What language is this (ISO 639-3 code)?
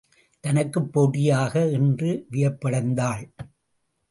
tam